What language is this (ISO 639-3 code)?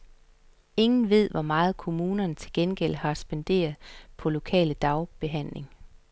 dan